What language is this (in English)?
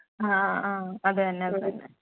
Malayalam